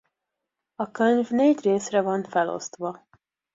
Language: Hungarian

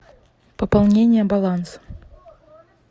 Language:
Russian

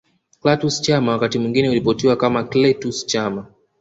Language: Swahili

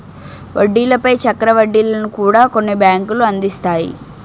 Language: Telugu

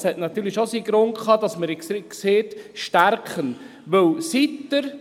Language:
Swiss German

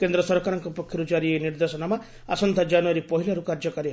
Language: Odia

